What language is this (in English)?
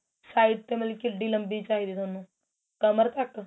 Punjabi